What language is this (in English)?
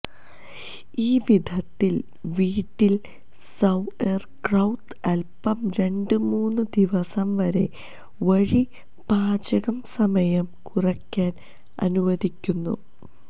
Malayalam